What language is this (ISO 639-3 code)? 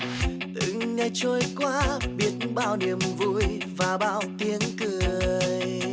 vie